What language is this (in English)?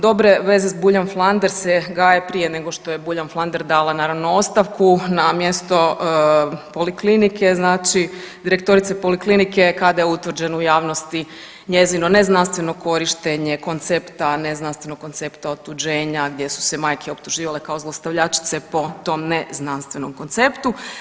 Croatian